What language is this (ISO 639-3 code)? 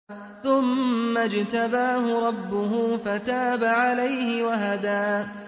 ara